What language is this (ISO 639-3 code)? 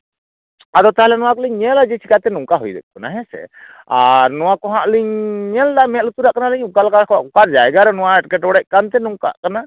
sat